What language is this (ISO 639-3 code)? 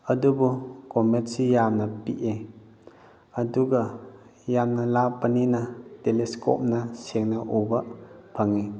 mni